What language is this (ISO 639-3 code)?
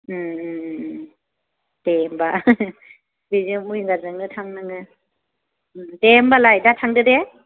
brx